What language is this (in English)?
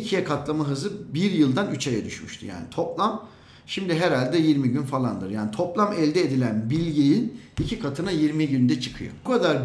Turkish